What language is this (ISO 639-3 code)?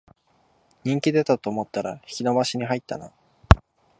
jpn